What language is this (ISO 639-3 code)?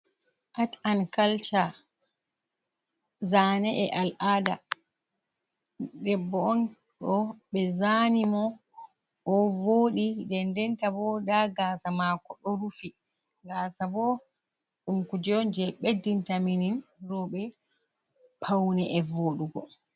ful